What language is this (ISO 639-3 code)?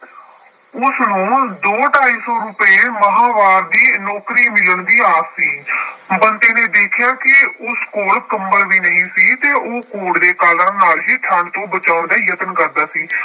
pan